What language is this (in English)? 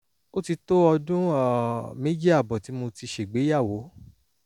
Yoruba